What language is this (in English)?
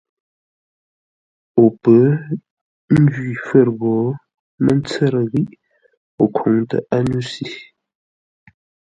Ngombale